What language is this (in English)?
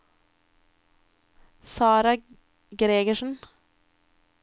Norwegian